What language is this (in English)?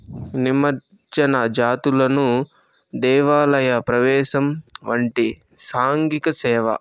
Telugu